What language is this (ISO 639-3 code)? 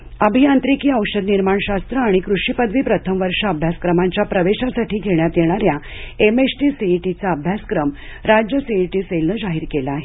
mar